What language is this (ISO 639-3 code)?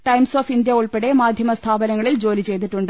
mal